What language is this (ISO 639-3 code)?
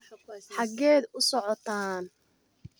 som